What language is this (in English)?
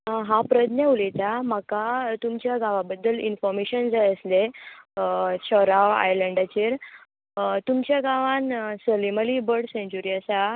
Konkani